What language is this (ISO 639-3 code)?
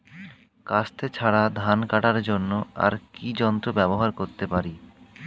ben